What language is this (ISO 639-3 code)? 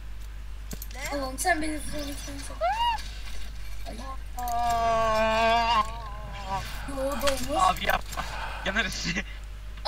tur